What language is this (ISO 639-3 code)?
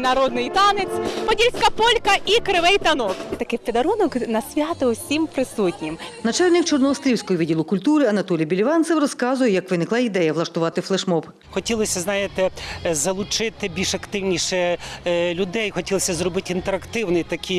ukr